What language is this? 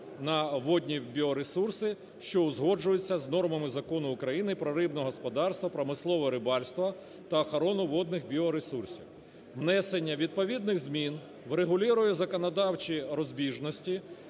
Ukrainian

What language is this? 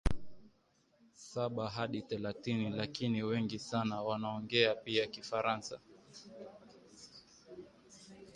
Swahili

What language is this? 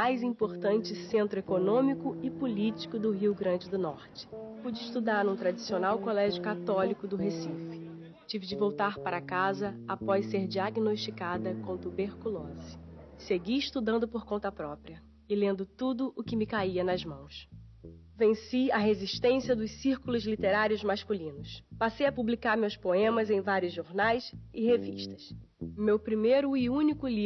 Portuguese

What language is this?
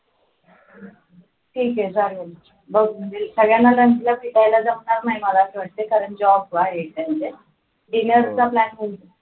Marathi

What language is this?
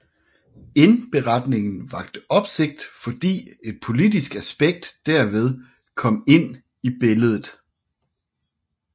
Danish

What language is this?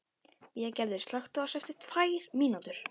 Icelandic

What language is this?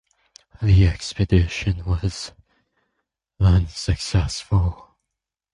English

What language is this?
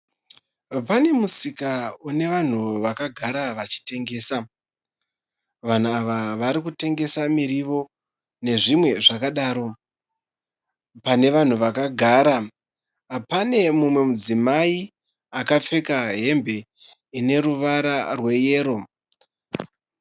Shona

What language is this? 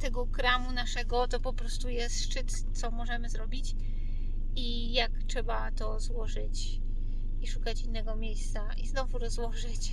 Polish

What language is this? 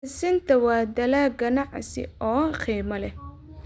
Somali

